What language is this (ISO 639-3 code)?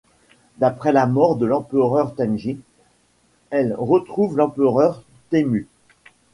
fra